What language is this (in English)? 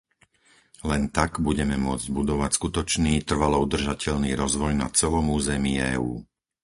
Slovak